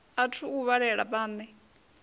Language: Venda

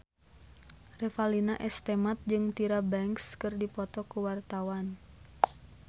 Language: Sundanese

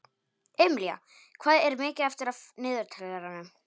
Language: Icelandic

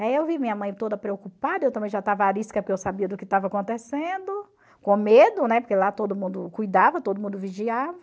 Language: Portuguese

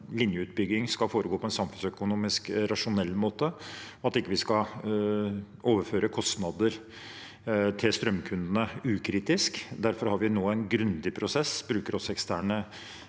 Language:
Norwegian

